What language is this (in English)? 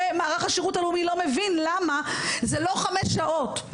Hebrew